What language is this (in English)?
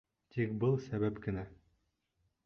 Bashkir